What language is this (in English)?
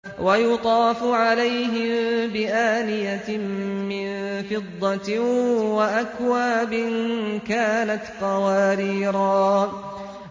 Arabic